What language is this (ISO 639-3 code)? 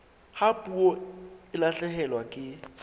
sot